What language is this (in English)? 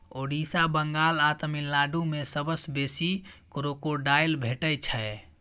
Maithili